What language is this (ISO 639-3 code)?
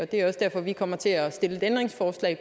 dan